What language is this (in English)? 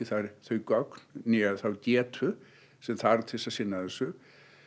Icelandic